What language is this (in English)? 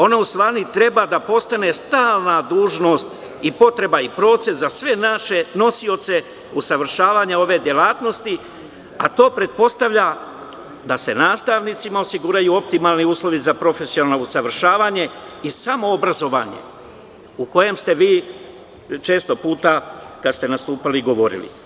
Serbian